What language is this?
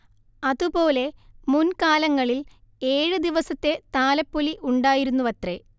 Malayalam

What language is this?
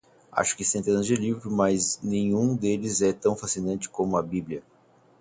Portuguese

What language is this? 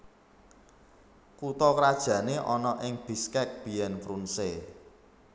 Javanese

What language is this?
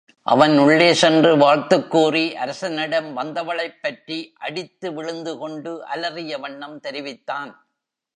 Tamil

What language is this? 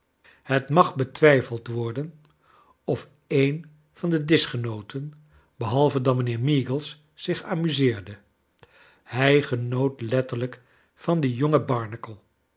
Dutch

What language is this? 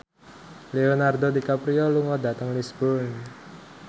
Javanese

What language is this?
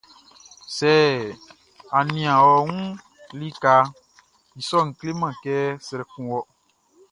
Baoulé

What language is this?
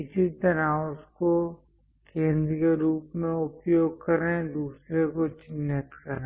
Hindi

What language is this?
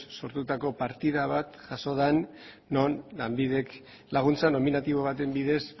Basque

